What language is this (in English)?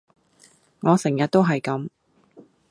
Cantonese